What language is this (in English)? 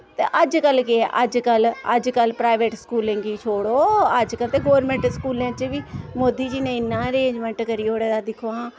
Dogri